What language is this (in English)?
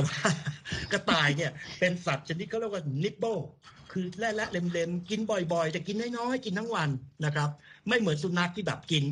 Thai